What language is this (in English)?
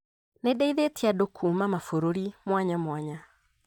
Kikuyu